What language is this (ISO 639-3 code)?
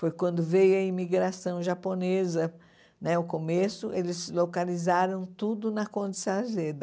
por